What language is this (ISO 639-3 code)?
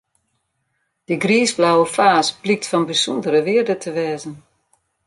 fry